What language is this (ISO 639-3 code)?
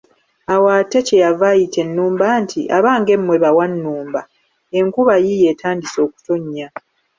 lug